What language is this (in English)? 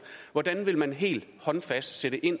Danish